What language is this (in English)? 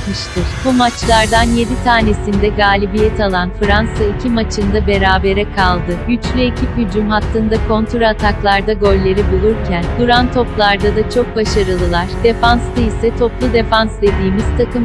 Turkish